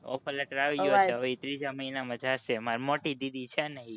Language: Gujarati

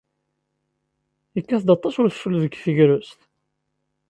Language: Kabyle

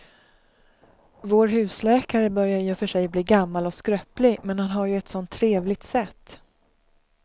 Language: Swedish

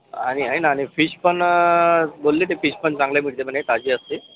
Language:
Marathi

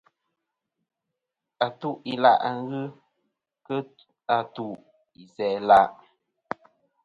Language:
Kom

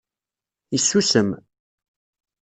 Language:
Kabyle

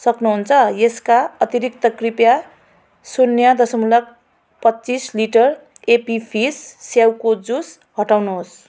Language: Nepali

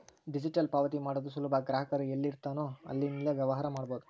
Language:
Kannada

